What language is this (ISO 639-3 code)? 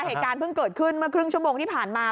tha